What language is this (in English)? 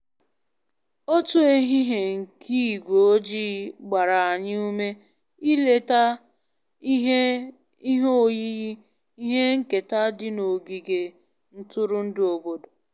Igbo